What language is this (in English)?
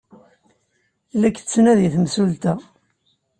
Kabyle